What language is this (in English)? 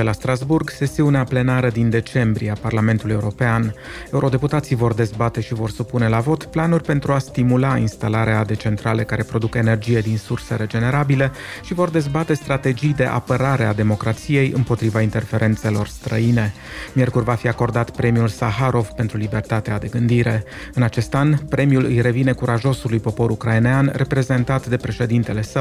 Romanian